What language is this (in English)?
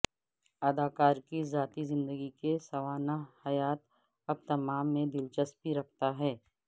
Urdu